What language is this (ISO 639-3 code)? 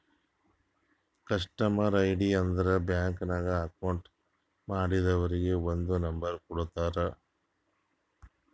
kan